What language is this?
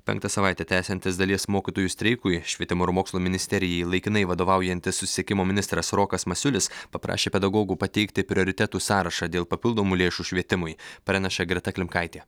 Lithuanian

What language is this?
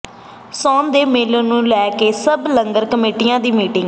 Punjabi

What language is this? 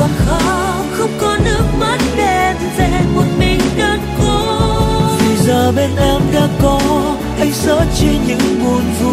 Vietnamese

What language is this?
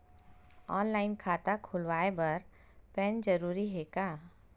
Chhattisgarhi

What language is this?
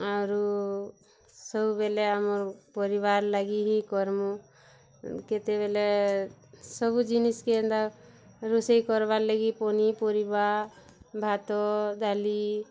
Odia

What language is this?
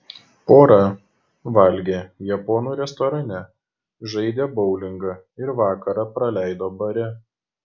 Lithuanian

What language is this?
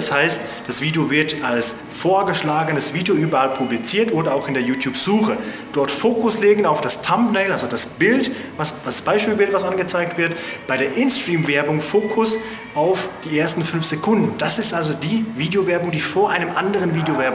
German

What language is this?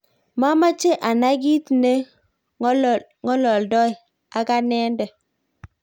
Kalenjin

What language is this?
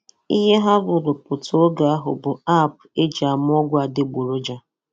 Igbo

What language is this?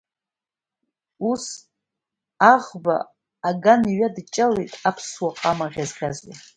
Abkhazian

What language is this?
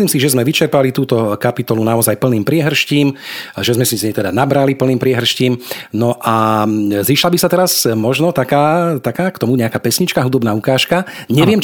Slovak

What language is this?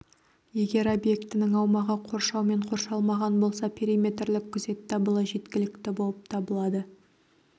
Kazakh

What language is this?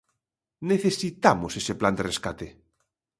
Galician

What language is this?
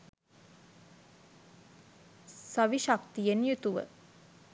Sinhala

